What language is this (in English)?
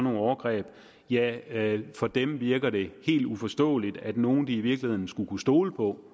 Danish